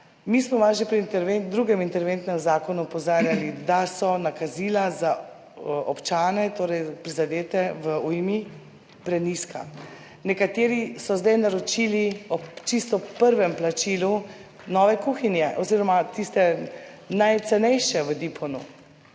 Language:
Slovenian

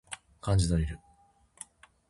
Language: Japanese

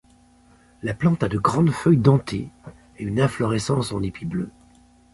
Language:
French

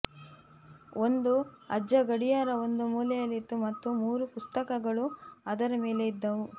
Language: Kannada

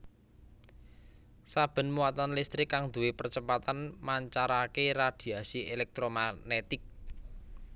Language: Javanese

